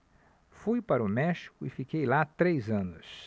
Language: Portuguese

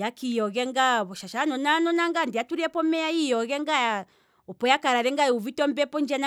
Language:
Kwambi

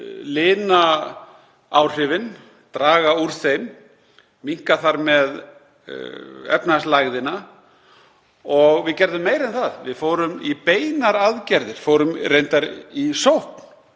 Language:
Icelandic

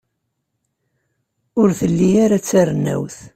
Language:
Kabyle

